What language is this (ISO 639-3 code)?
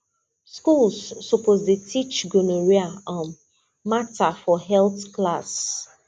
pcm